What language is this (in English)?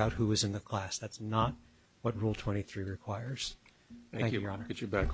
English